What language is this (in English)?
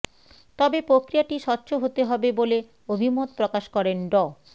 Bangla